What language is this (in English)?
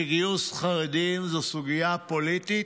Hebrew